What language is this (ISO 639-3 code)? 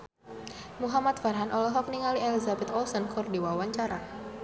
sun